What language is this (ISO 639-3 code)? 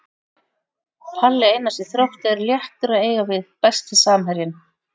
isl